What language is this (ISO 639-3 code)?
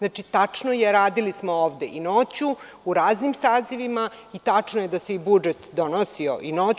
srp